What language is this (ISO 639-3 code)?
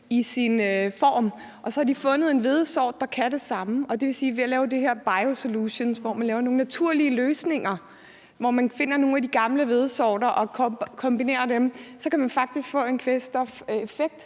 dan